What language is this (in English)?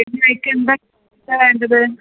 Malayalam